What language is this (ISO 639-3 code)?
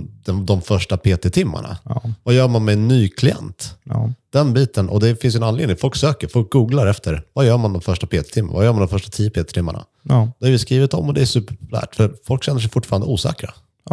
swe